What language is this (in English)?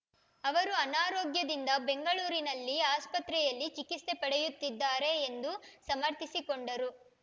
Kannada